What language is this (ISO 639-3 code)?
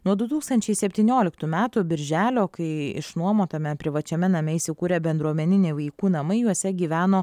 lit